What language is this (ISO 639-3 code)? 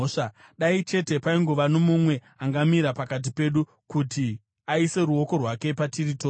sna